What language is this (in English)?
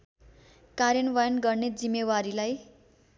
Nepali